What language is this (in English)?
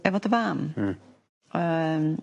Welsh